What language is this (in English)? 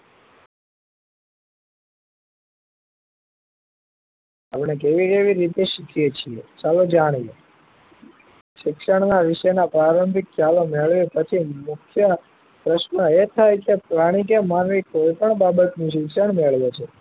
Gujarati